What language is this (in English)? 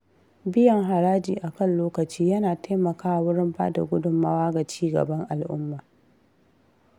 Hausa